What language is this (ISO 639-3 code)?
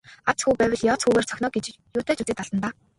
mon